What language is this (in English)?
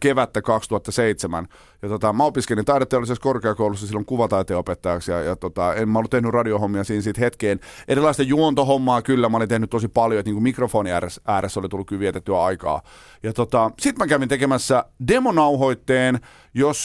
Finnish